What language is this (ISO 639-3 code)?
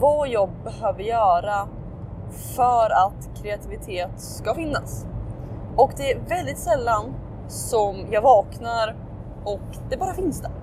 swe